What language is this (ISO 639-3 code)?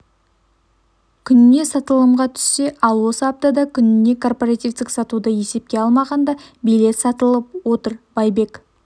kaz